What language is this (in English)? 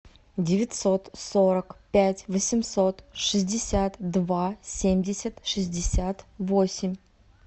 Russian